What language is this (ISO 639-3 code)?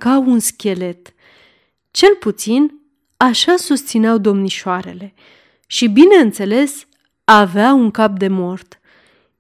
ron